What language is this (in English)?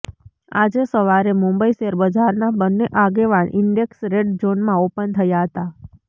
Gujarati